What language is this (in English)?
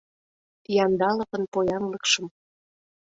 Mari